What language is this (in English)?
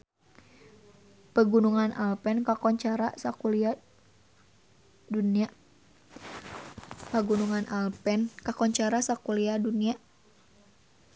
Sundanese